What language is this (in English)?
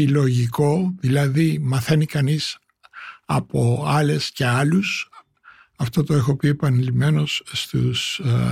Greek